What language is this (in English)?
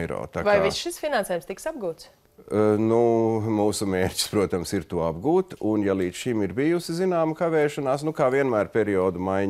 Latvian